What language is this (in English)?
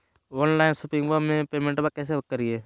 Magahi